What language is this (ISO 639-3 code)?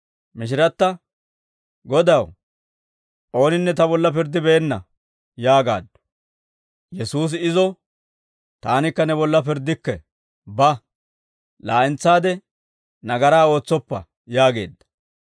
dwr